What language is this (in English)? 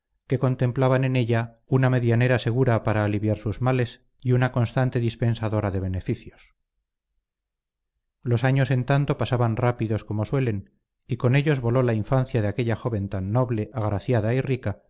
Spanish